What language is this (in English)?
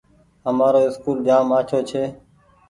Goaria